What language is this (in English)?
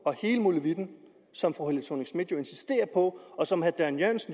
Danish